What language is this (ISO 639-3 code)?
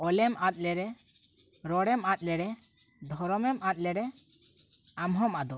sat